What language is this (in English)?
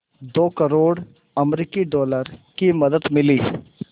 Hindi